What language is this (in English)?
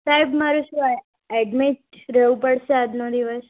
Gujarati